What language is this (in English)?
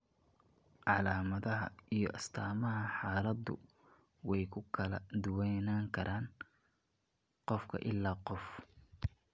Somali